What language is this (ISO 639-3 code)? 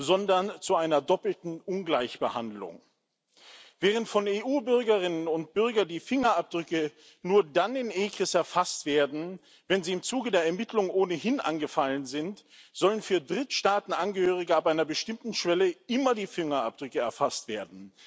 deu